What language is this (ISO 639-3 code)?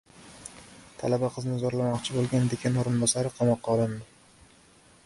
uzb